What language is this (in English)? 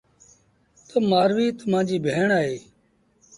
Sindhi Bhil